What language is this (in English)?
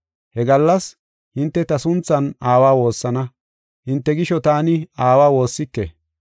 Gofa